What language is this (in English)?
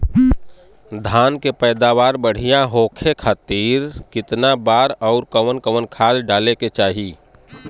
Bhojpuri